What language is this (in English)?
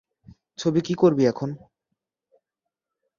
Bangla